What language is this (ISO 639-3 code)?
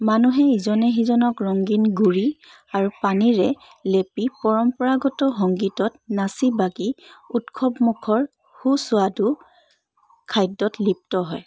asm